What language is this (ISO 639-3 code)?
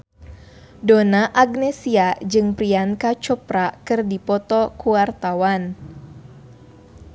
sun